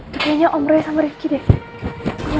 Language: Indonesian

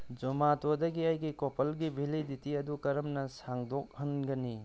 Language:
Manipuri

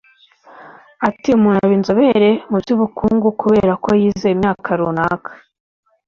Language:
Kinyarwanda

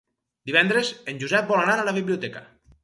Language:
Catalan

